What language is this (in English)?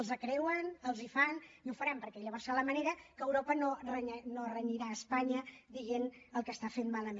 Catalan